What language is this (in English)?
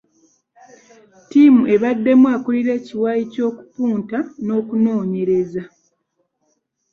Ganda